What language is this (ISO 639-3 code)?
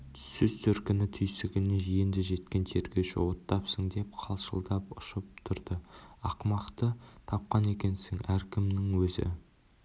kaz